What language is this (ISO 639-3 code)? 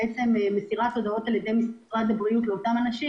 heb